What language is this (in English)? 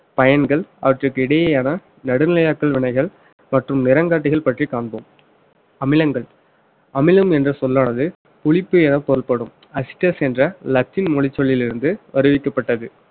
Tamil